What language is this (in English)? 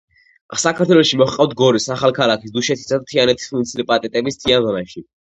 Georgian